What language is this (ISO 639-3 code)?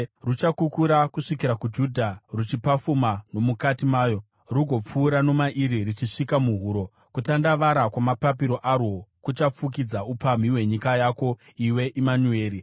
sna